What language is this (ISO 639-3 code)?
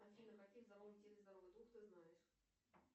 rus